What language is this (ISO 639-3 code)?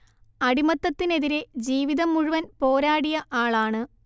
mal